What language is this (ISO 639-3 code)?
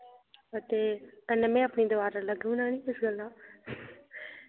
doi